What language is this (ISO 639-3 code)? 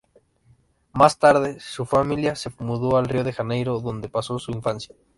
spa